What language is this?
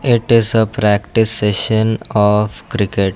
English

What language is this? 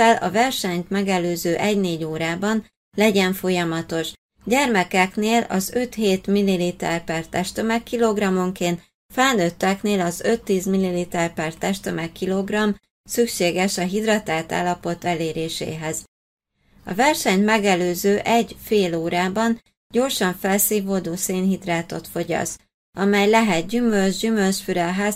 Hungarian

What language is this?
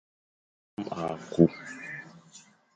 Fang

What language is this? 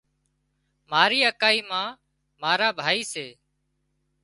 Wadiyara Koli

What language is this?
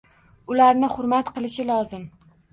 Uzbek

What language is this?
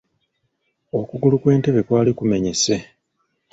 Ganda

